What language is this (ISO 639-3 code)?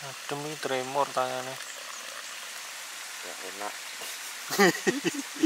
ind